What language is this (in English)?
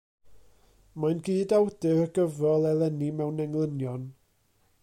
Welsh